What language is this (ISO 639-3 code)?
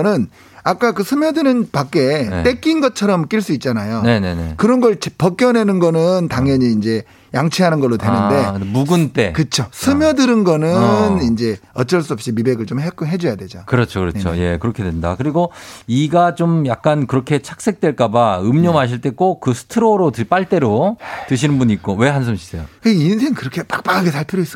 kor